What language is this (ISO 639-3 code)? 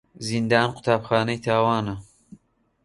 ckb